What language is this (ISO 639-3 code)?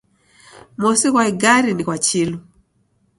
dav